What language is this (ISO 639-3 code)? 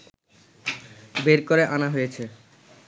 ben